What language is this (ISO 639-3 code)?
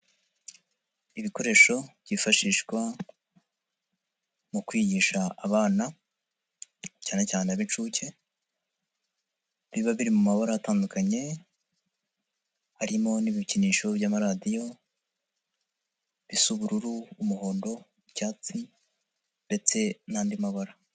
kin